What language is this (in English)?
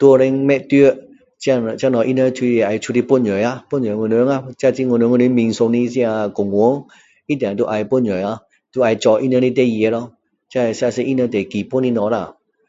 Min Dong Chinese